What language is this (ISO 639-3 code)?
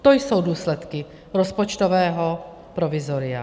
ces